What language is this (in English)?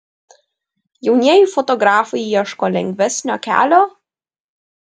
Lithuanian